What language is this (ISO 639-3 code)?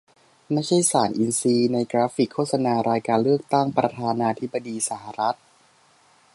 tha